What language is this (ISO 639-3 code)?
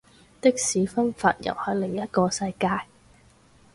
yue